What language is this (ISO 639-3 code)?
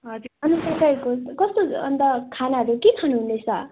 nep